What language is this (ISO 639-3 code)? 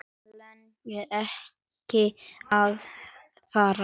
isl